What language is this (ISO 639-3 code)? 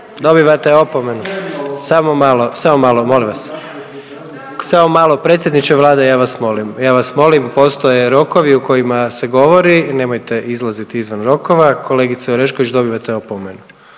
hrv